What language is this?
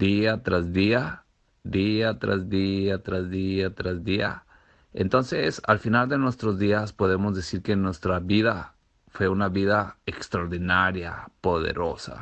Spanish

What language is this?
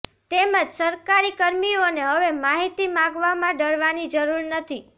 Gujarati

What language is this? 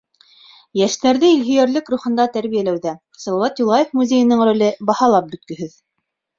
Bashkir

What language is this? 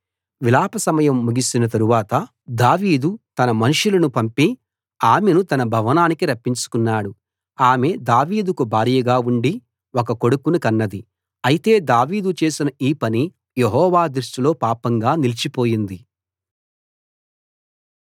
Telugu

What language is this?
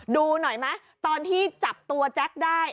Thai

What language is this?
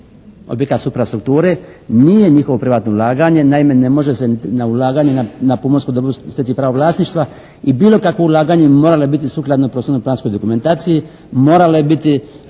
Croatian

